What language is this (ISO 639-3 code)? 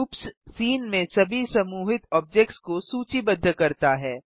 hin